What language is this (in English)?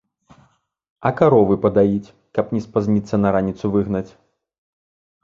Belarusian